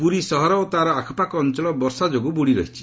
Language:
Odia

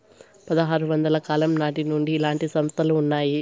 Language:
Telugu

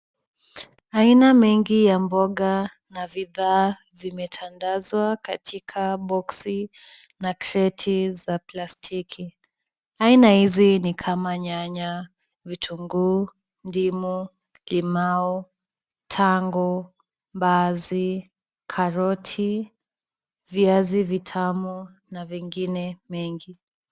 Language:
Swahili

